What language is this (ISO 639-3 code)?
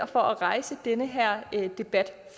dan